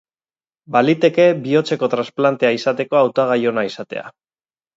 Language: Basque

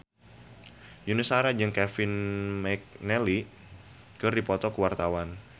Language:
Sundanese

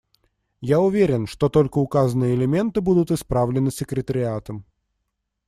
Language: Russian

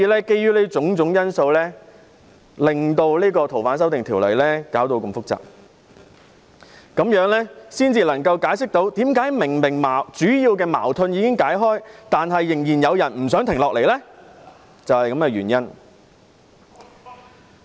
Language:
Cantonese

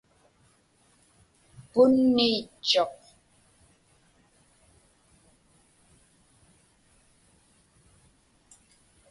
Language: Inupiaq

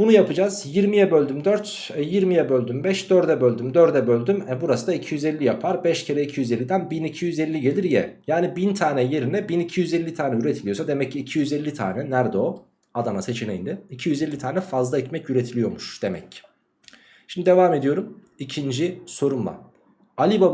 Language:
Turkish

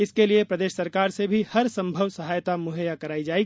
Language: Hindi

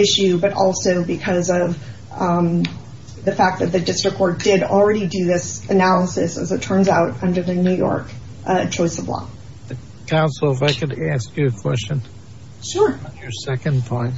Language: English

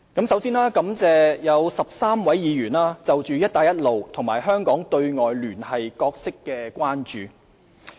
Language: Cantonese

